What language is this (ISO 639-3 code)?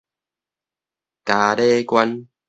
nan